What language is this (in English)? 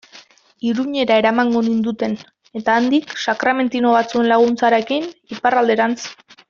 Basque